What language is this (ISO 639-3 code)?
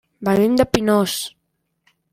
cat